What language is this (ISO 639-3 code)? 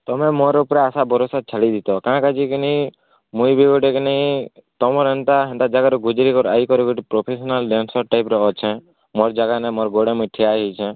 ori